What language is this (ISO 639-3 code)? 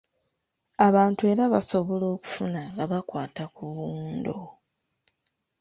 lug